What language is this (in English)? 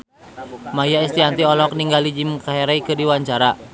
Sundanese